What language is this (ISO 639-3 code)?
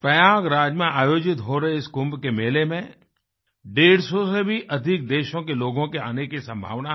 hin